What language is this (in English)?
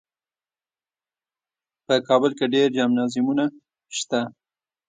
Pashto